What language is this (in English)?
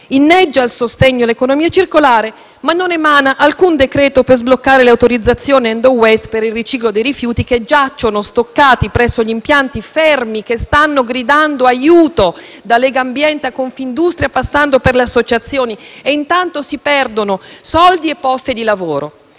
Italian